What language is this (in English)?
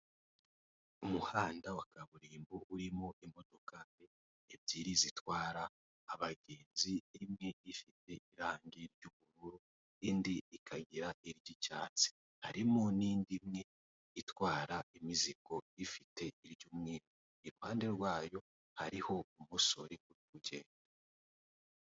Kinyarwanda